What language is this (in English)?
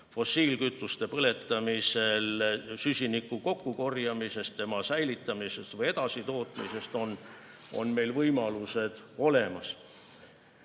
Estonian